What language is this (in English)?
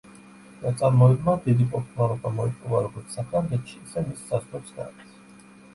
Georgian